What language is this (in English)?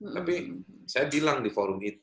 Indonesian